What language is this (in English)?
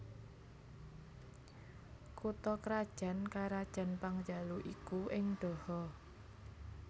Javanese